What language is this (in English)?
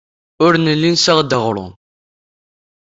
Kabyle